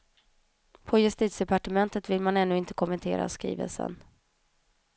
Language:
Swedish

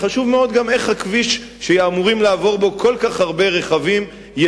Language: Hebrew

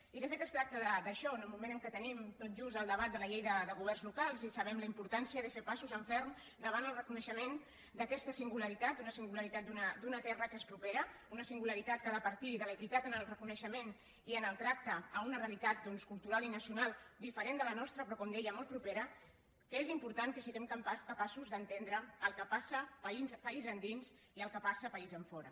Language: Catalan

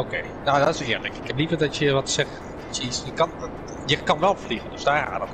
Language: Dutch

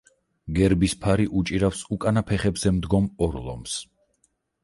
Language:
Georgian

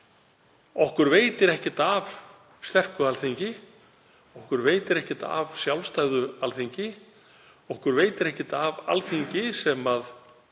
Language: Icelandic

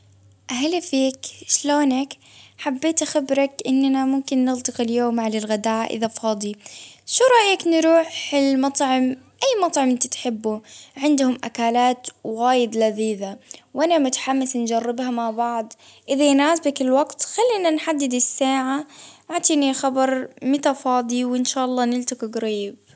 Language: Baharna Arabic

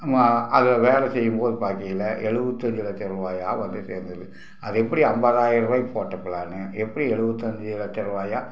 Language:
Tamil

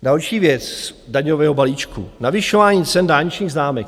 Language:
Czech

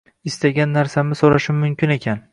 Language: Uzbek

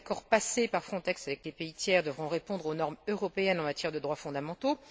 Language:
French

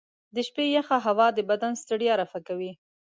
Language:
Pashto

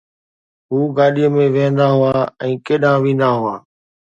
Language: Sindhi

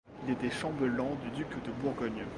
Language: French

